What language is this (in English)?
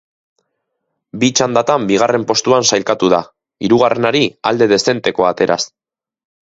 Basque